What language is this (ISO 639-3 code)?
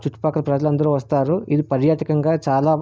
tel